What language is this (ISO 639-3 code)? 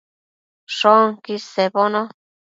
mcf